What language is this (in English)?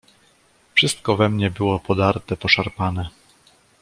Polish